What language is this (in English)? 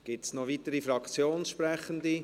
Swiss German